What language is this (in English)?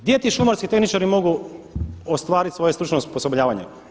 Croatian